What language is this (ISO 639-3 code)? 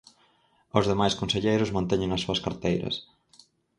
glg